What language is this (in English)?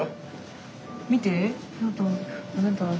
Japanese